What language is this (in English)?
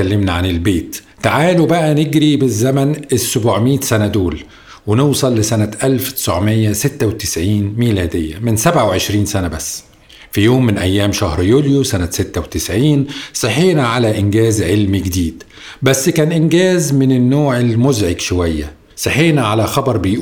Arabic